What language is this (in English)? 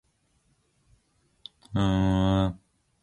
Korean